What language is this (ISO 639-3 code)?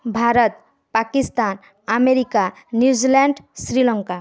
ori